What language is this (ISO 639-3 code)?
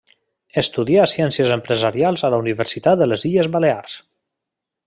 cat